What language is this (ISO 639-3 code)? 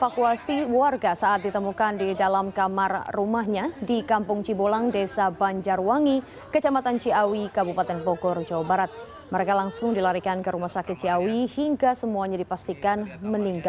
ind